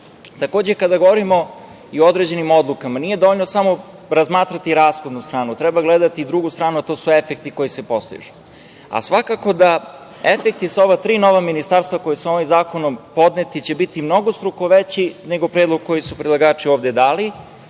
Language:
Serbian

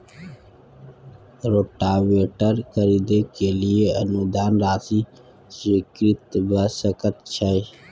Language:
Maithili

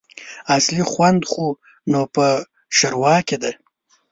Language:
Pashto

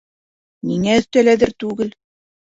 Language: Bashkir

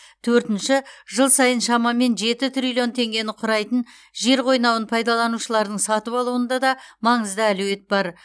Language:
Kazakh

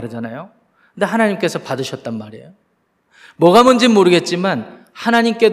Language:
Korean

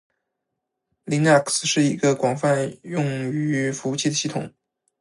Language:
Chinese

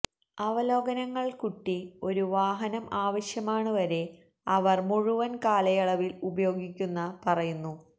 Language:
Malayalam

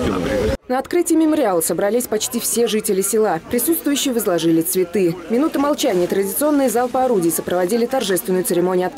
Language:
Russian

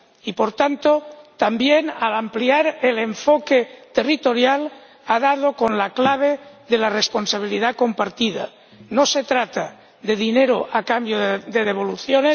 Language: Spanish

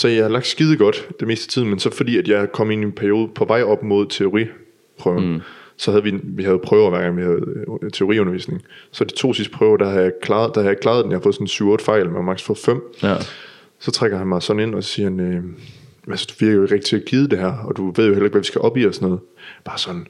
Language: Danish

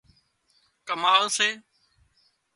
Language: Wadiyara Koli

